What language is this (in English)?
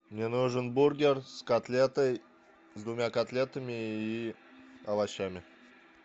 Russian